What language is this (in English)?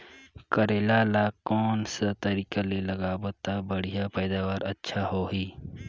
Chhattisgarhi